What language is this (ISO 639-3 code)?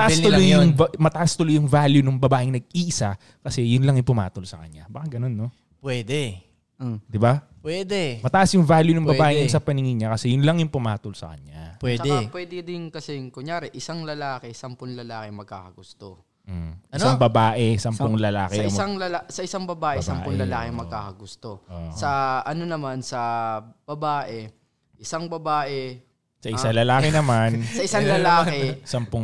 fil